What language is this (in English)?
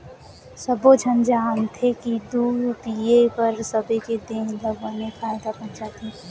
Chhattisgarhi